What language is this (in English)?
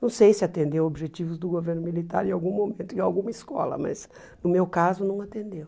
Portuguese